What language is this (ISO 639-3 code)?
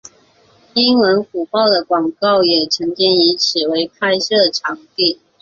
zho